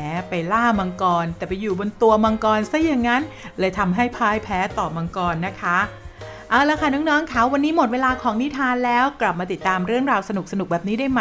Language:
Thai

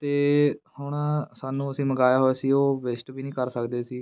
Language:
Punjabi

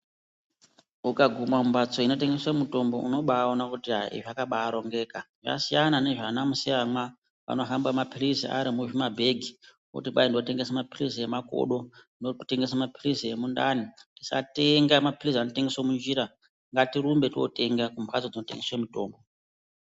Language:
Ndau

